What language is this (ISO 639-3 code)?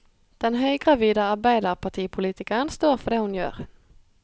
nor